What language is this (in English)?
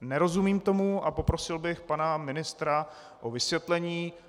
Czech